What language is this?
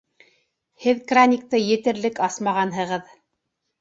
Bashkir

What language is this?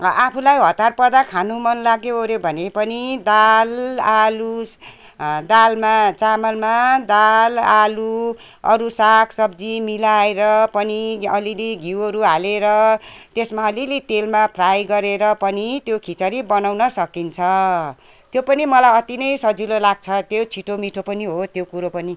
Nepali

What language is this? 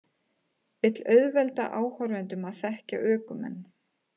Icelandic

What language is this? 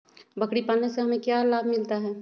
Magahi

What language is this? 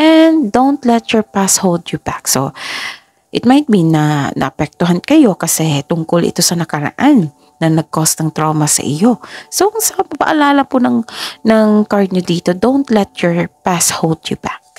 Filipino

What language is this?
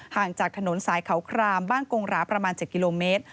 Thai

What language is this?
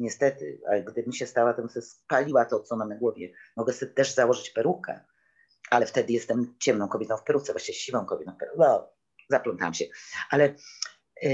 Polish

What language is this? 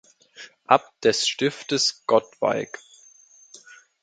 German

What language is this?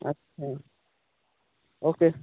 Odia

